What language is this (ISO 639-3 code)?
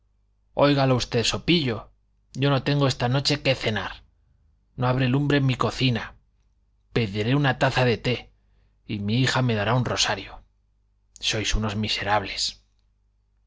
spa